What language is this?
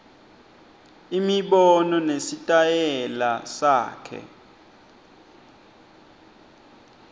Swati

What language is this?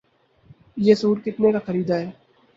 Urdu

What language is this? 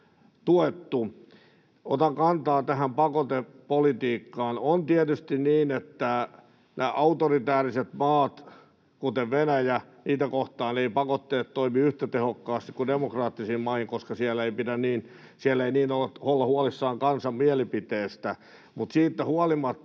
Finnish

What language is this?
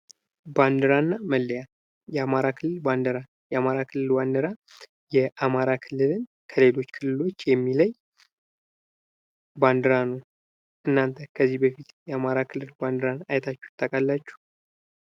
Amharic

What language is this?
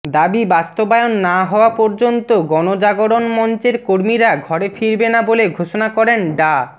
Bangla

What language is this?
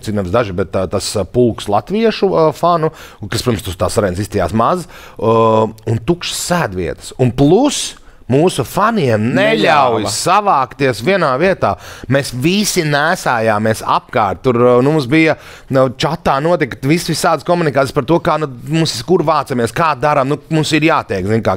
Latvian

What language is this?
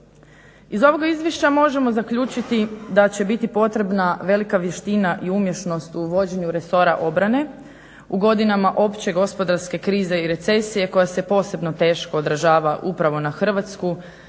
Croatian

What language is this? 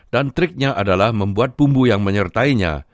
Indonesian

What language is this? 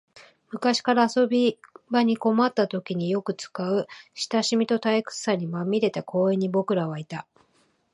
Japanese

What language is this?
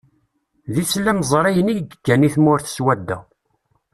Kabyle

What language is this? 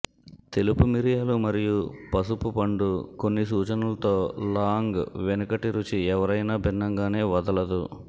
Telugu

